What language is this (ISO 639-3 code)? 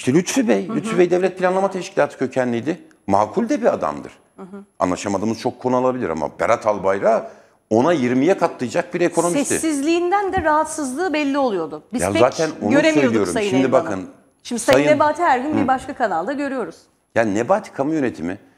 tur